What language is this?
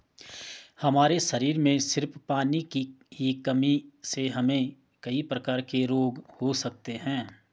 Hindi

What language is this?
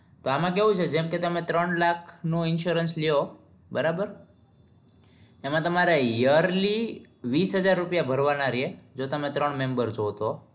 Gujarati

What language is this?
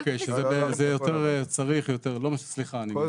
Hebrew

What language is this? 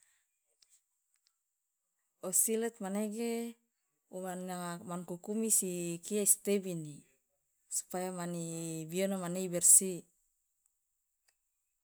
Loloda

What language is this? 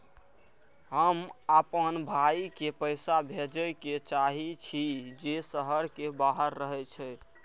Maithili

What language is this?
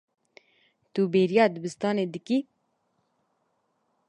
Kurdish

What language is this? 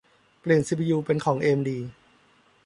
Thai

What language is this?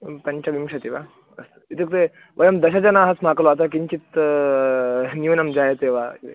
Sanskrit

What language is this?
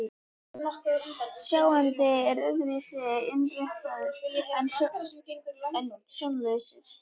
Icelandic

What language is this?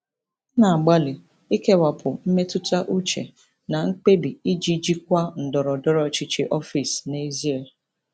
Igbo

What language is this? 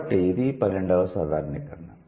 Telugu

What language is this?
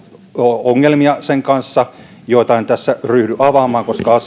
Finnish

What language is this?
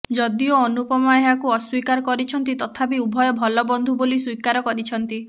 Odia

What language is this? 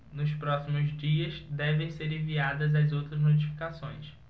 Portuguese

